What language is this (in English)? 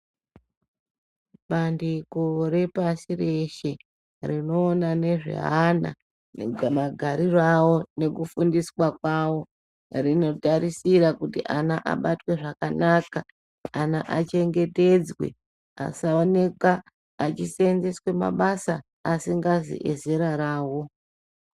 Ndau